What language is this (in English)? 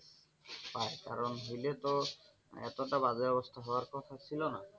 Bangla